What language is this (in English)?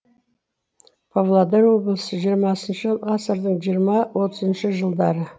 Kazakh